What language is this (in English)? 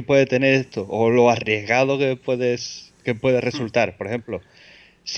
Spanish